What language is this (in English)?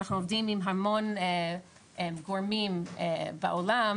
Hebrew